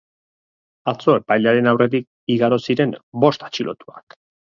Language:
Basque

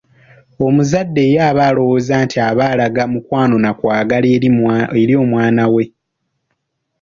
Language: Ganda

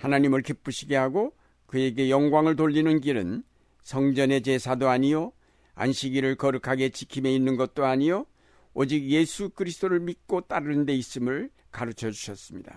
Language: Korean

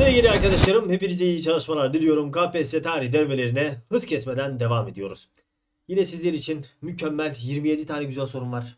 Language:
Turkish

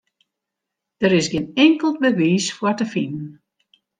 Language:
Western Frisian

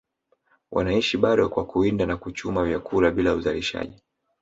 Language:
Swahili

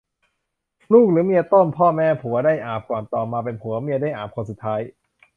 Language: Thai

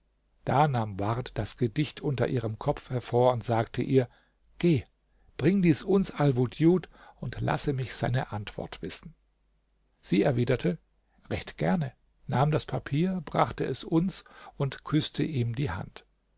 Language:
German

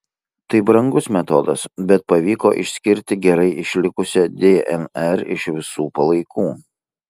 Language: Lithuanian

